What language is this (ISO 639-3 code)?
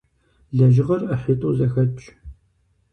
kbd